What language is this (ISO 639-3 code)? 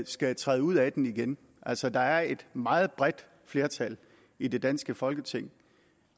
dan